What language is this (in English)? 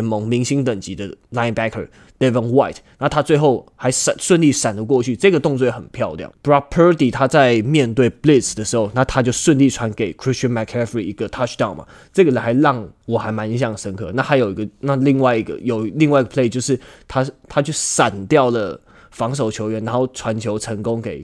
Chinese